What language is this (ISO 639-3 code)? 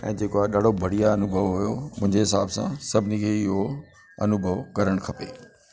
snd